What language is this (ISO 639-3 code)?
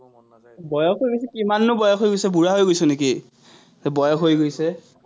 asm